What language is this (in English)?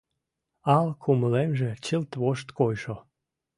Mari